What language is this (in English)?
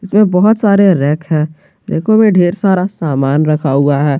Hindi